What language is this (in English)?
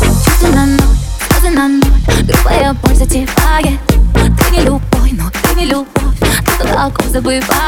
Russian